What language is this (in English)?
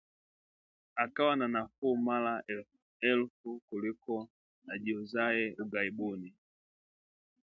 Swahili